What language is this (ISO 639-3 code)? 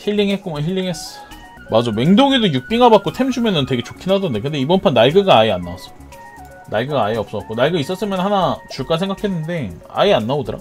kor